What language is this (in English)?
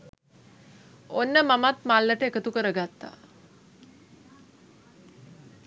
Sinhala